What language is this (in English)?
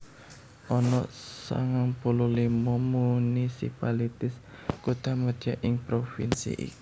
Javanese